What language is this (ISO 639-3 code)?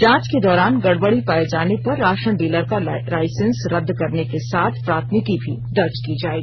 hin